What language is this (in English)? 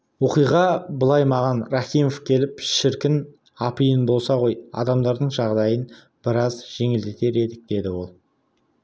Kazakh